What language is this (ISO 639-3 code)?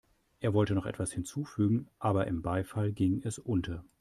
deu